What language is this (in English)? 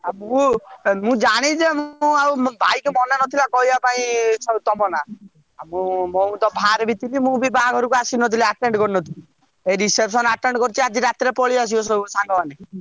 Odia